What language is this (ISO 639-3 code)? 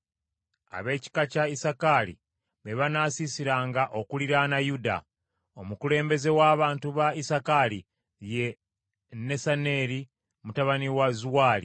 lug